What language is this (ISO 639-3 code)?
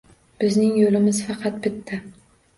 uzb